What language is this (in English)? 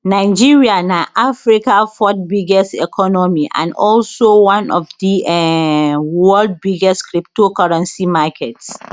Nigerian Pidgin